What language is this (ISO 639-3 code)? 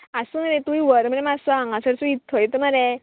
kok